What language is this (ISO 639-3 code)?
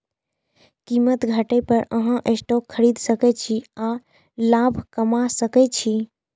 mai